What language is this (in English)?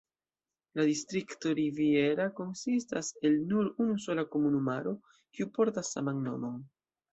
Esperanto